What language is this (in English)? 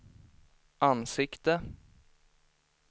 Swedish